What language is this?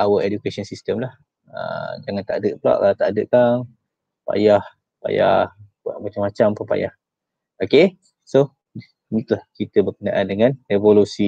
Malay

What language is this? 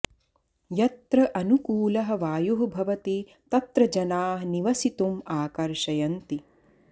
Sanskrit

